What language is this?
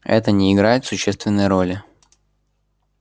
Russian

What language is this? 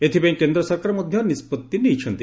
Odia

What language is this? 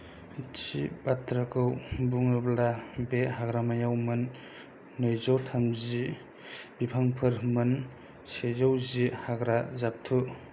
Bodo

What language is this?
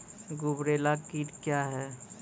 Maithili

